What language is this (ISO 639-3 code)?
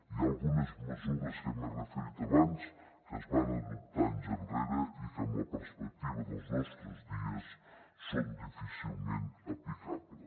cat